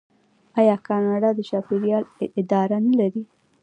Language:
Pashto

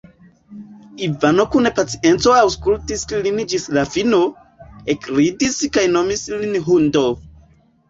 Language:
Esperanto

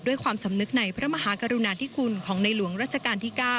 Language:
Thai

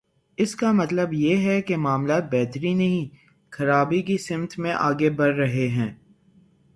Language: Urdu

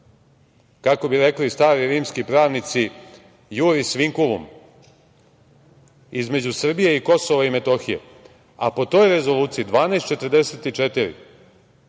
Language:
Serbian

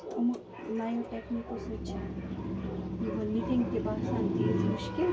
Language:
Kashmiri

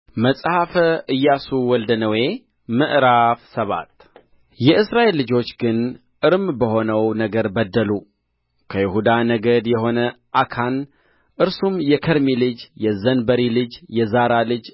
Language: Amharic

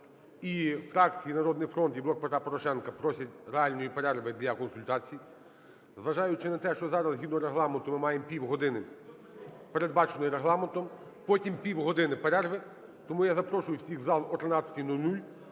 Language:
Ukrainian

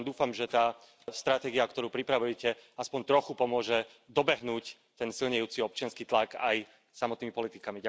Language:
Slovak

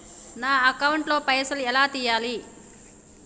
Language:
Telugu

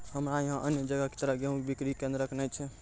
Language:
Maithili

